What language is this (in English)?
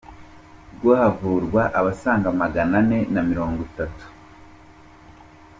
Kinyarwanda